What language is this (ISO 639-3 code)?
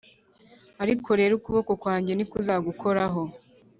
kin